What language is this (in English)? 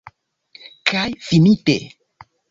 Esperanto